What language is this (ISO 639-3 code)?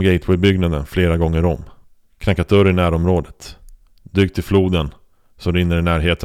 swe